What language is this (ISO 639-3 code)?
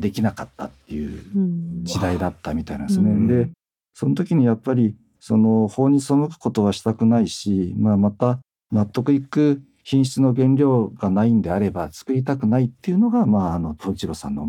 jpn